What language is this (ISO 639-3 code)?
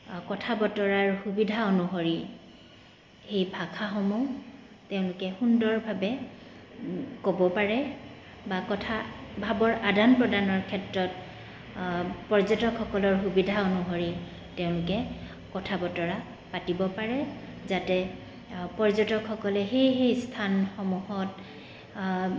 asm